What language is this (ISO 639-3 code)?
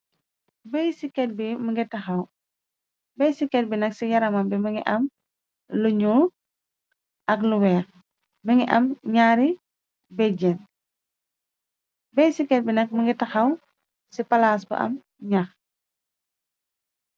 wol